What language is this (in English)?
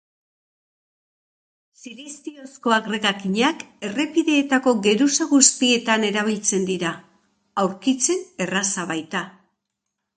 Basque